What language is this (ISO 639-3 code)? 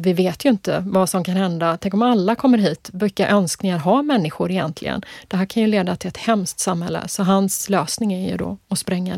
swe